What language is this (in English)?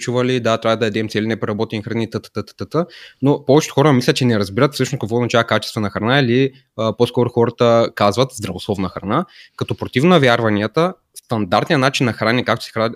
Bulgarian